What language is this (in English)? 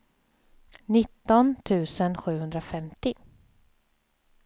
Swedish